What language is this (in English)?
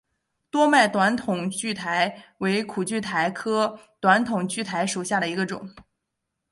Chinese